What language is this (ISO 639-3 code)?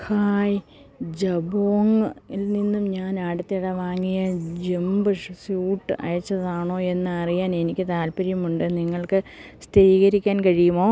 mal